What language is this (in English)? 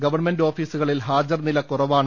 Malayalam